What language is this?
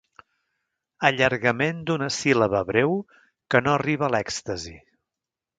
Catalan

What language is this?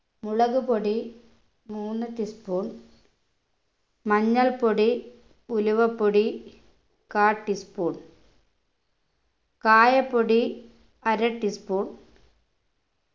Malayalam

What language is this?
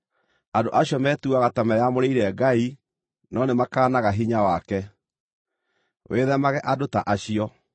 Kikuyu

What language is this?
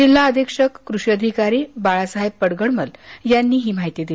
Marathi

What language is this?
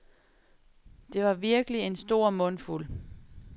Danish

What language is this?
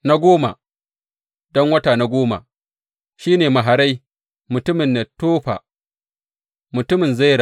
Hausa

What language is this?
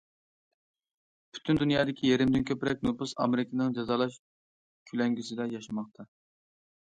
Uyghur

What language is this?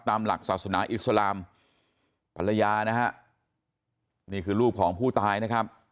Thai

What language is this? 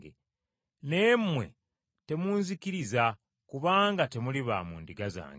Ganda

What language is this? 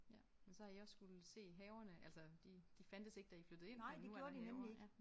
Danish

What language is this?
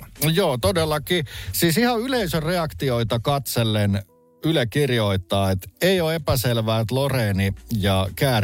Finnish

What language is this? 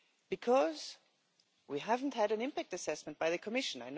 English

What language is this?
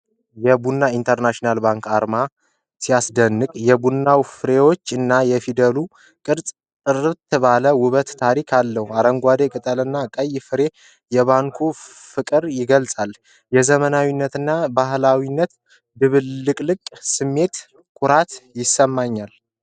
Amharic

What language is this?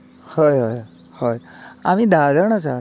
Konkani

